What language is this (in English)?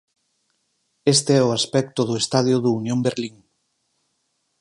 Galician